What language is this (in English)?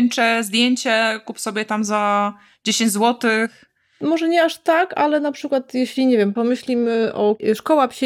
Polish